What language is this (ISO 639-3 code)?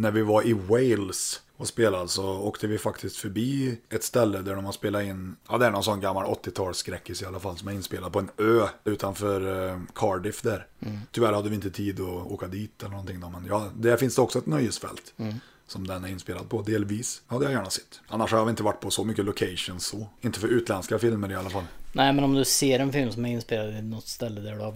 swe